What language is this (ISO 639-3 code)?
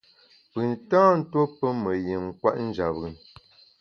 bax